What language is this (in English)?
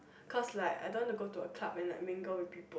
English